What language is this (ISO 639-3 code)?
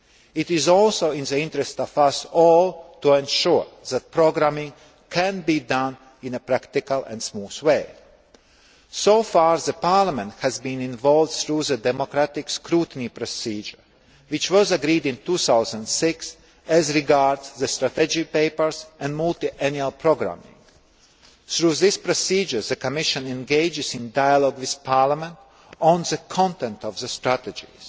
eng